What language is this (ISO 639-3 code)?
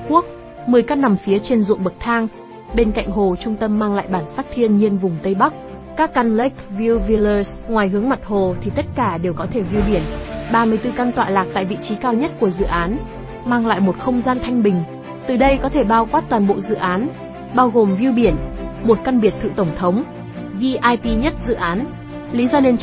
vie